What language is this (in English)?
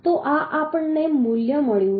Gujarati